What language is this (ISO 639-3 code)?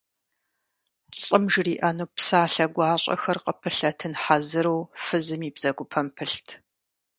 kbd